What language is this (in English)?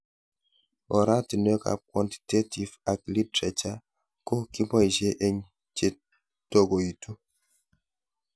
Kalenjin